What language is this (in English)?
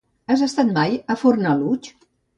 Catalan